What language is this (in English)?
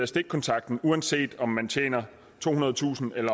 Danish